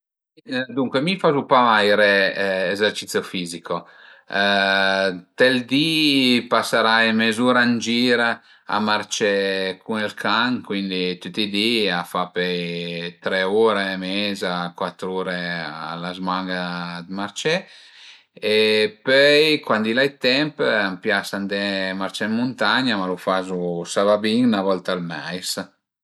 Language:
Piedmontese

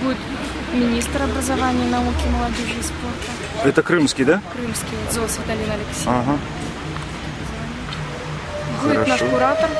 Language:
Russian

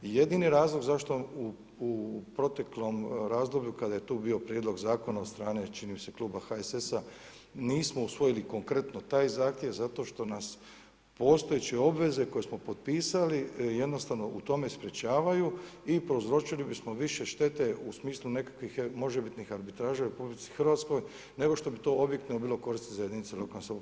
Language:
Croatian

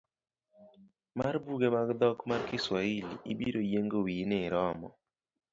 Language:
Luo (Kenya and Tanzania)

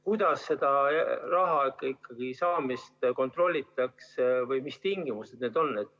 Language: Estonian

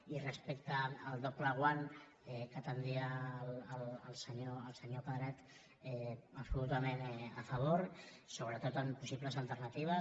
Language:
Catalan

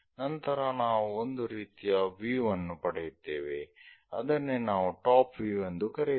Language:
Kannada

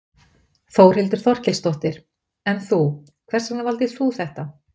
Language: Icelandic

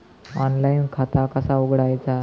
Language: Marathi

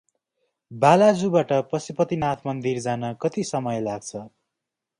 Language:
Nepali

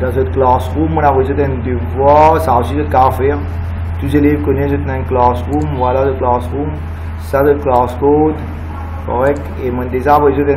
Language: French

